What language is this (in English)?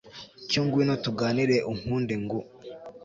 Kinyarwanda